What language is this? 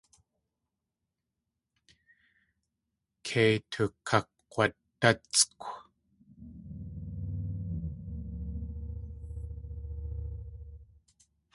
Tlingit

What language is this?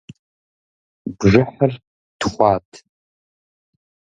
Kabardian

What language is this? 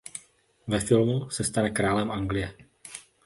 Czech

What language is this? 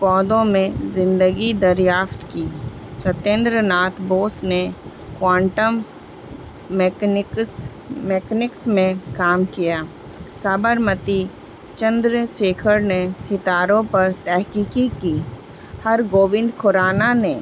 Urdu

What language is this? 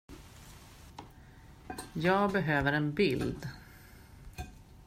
Swedish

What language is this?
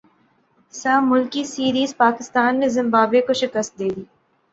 Urdu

